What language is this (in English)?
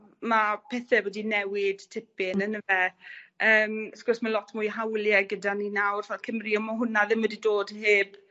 Welsh